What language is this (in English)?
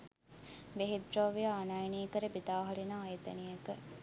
Sinhala